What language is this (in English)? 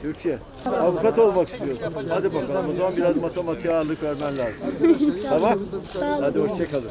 Turkish